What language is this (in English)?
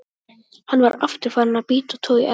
Icelandic